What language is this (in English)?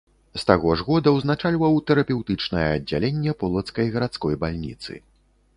Belarusian